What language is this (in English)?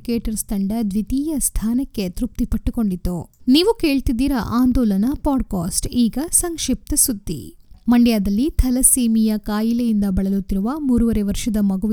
Kannada